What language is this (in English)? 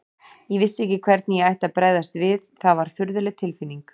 Icelandic